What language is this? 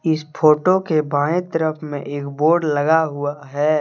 Hindi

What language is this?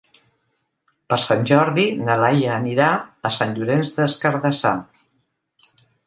Catalan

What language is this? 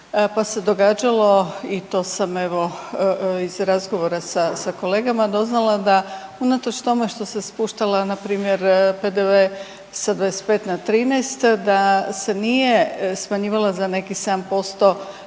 Croatian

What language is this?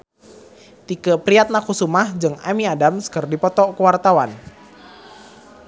Sundanese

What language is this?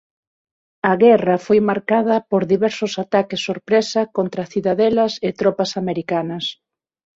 Galician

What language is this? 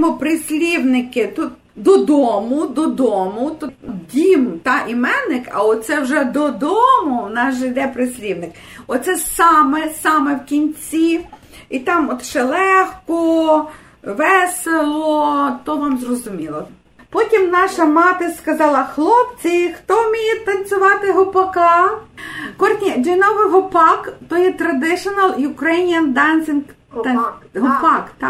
Ukrainian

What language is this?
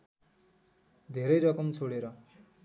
Nepali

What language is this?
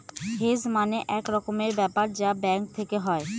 Bangla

